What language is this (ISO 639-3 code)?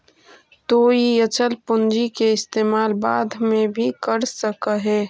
mag